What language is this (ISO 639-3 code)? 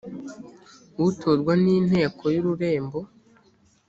kin